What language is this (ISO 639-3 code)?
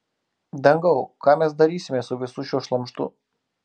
lit